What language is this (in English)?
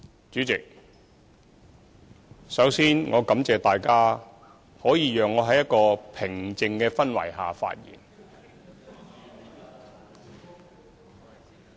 Cantonese